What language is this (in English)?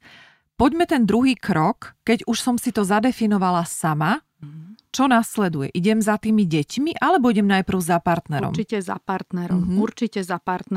Slovak